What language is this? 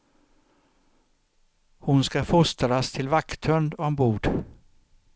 Swedish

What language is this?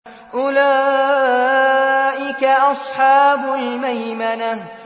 Arabic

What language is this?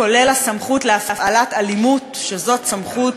Hebrew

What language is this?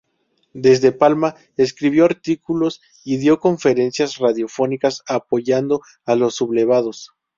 Spanish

